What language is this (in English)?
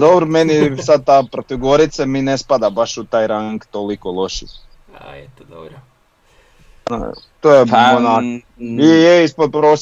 Croatian